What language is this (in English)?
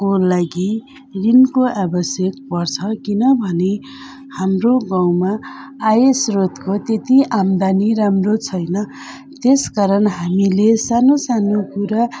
Nepali